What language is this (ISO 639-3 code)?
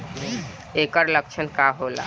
bho